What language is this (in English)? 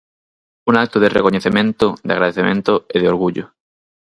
Galician